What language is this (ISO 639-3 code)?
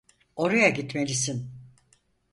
tur